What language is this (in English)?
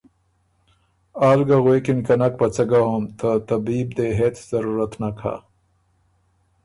Ormuri